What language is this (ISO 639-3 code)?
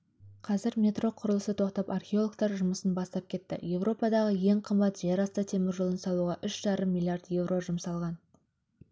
kaz